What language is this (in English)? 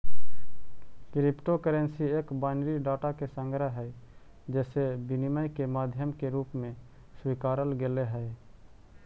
Magahi